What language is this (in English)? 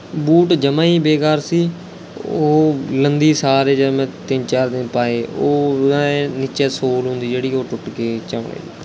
Punjabi